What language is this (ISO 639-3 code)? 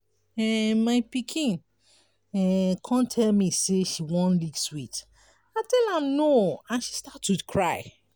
pcm